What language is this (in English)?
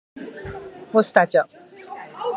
Persian